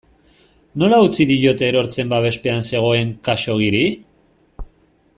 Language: Basque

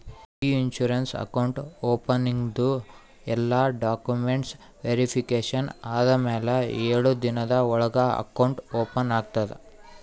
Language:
Kannada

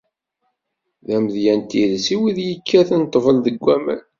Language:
Kabyle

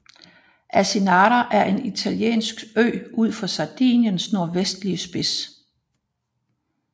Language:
Danish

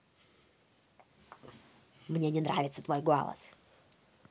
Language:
Russian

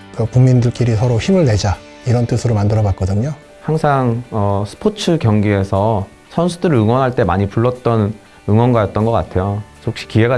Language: Korean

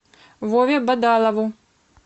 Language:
Russian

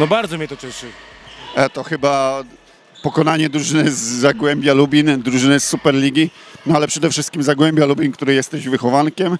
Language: Polish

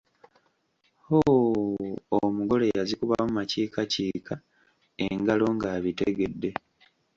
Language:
Ganda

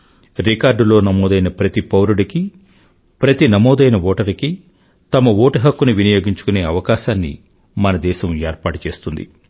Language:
Telugu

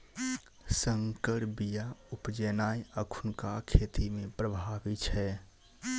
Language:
Maithili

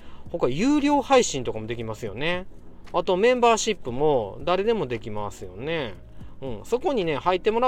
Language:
Japanese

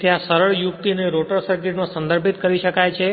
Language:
Gujarati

